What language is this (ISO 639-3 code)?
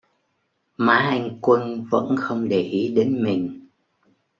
vie